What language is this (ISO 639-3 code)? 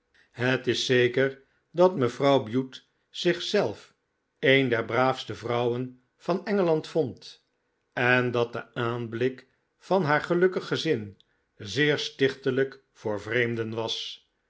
nld